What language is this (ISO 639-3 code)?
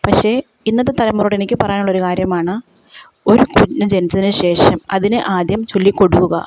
mal